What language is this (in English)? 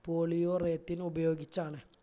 Malayalam